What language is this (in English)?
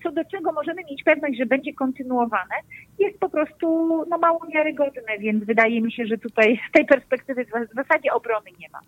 Polish